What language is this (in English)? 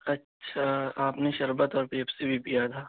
Urdu